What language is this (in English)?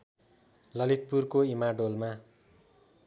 Nepali